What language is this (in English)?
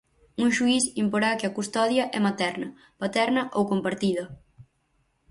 Galician